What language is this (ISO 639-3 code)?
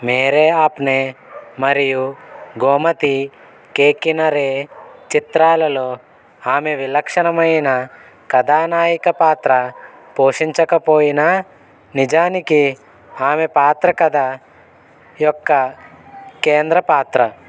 tel